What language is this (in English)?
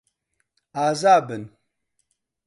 Central Kurdish